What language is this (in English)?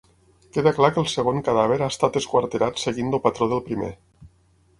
Catalan